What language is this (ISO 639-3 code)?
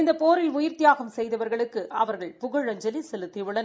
tam